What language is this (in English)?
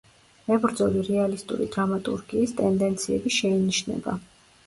Georgian